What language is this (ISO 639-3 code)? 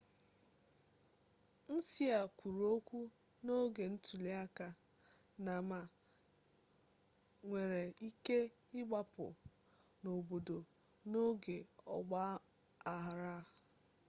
ibo